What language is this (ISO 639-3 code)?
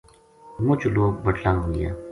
gju